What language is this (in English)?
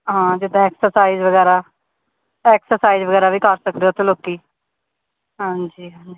Punjabi